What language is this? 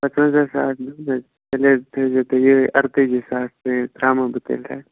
Kashmiri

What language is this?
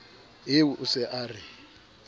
Southern Sotho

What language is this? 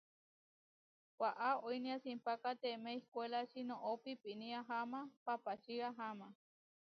Huarijio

